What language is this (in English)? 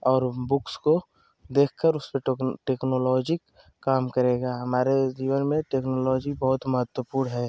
Hindi